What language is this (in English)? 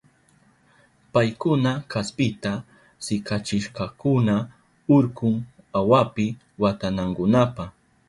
Southern Pastaza Quechua